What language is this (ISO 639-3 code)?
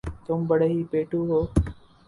urd